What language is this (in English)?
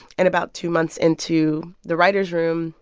English